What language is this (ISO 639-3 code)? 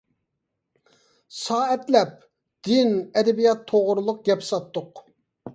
uig